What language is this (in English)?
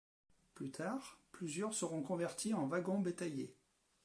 French